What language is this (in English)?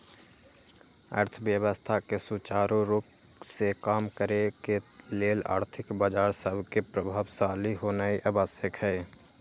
Magahi